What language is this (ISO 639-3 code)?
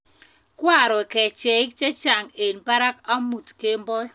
kln